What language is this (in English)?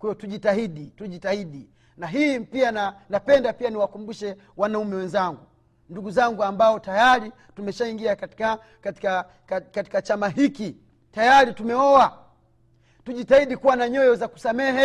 Swahili